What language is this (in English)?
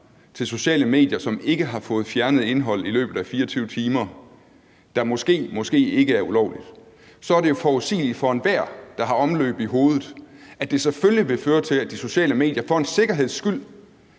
Danish